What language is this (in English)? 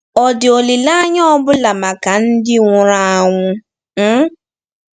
Igbo